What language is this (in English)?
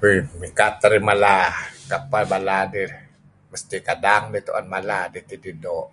Kelabit